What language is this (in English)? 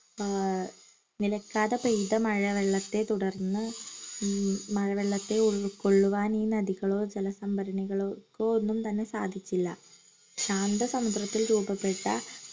Malayalam